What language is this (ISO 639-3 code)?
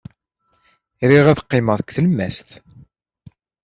kab